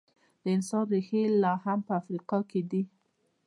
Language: Pashto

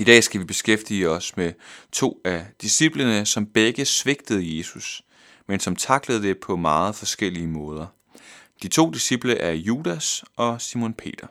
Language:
Danish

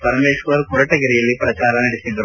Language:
Kannada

